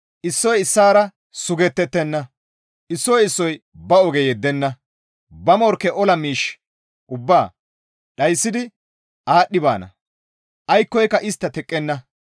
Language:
Gamo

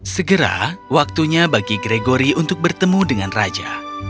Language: Indonesian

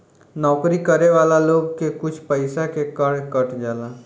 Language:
Bhojpuri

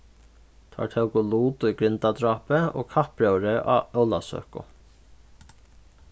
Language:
Faroese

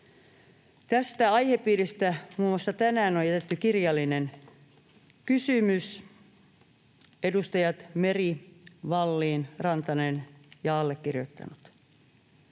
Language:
Finnish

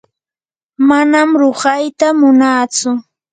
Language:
Yanahuanca Pasco Quechua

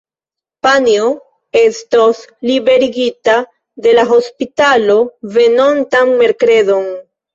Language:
Esperanto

